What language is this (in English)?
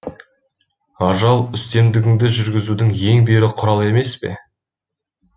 Kazakh